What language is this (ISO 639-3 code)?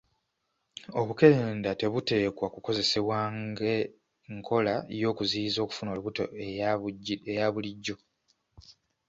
lug